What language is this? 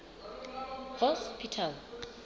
Southern Sotho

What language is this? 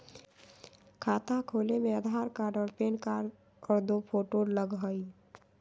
Magahi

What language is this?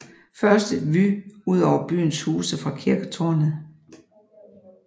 Danish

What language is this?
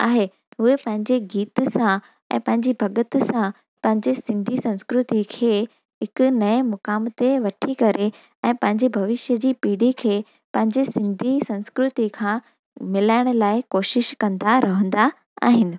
Sindhi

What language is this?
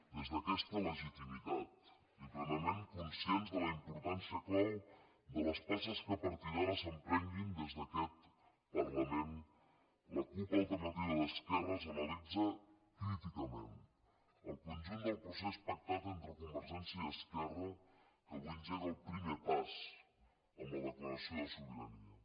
Catalan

